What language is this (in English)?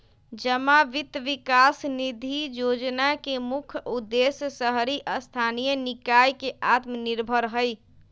Magahi